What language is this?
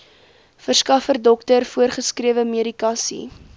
Afrikaans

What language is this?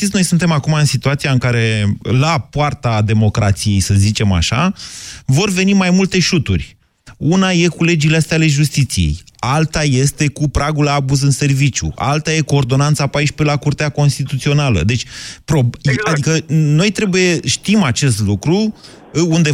Romanian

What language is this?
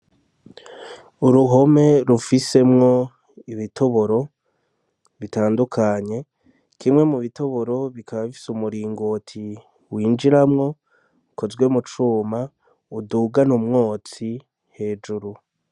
Rundi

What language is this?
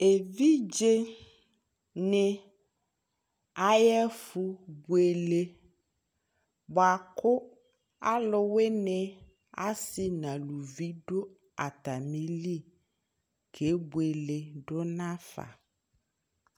Ikposo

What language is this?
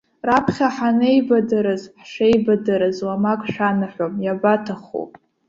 Abkhazian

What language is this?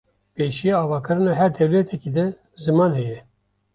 Kurdish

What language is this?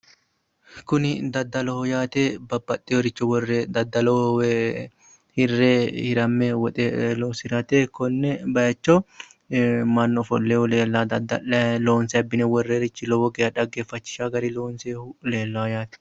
Sidamo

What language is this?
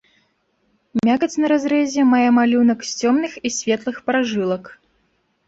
Belarusian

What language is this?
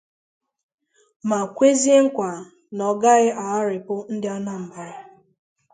Igbo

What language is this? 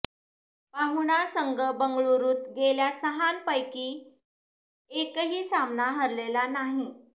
Marathi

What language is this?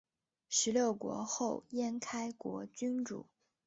Chinese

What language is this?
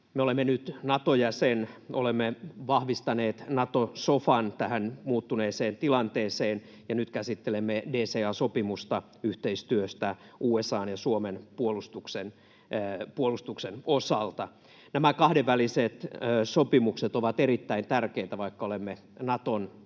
Finnish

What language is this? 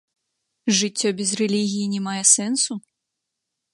Belarusian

